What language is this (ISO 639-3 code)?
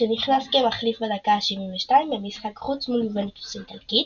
heb